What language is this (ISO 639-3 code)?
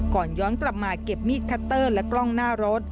tha